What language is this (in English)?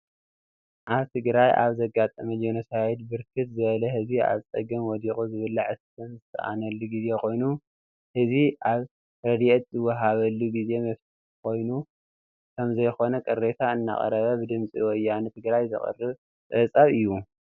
Tigrinya